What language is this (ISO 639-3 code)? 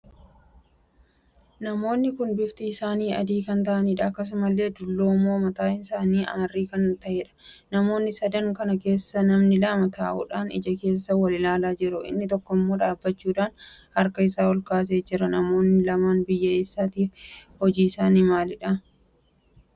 orm